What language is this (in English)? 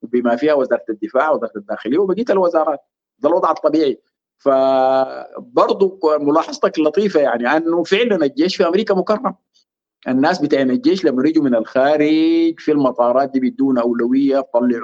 Arabic